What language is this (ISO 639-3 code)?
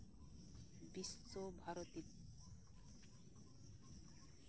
sat